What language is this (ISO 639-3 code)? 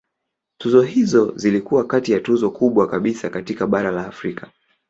swa